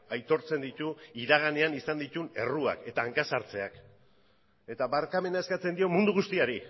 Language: Basque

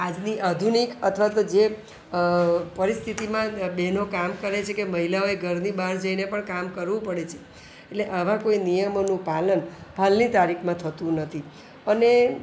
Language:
Gujarati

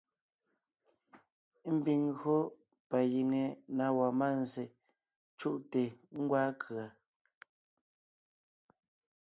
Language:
Ngiemboon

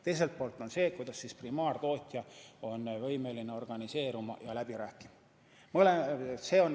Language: Estonian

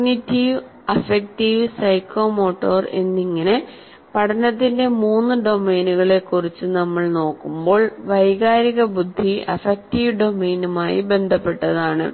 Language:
Malayalam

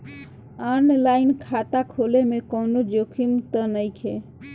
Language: Bhojpuri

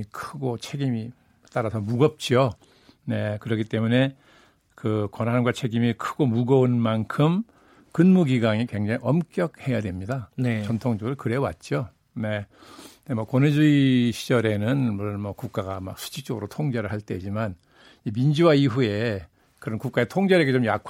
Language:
Korean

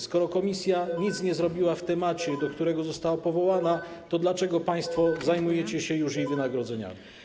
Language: Polish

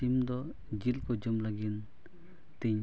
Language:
Santali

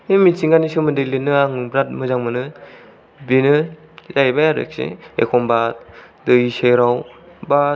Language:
Bodo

